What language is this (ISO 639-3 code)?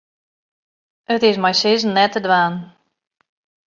fry